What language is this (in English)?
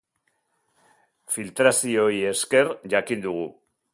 Basque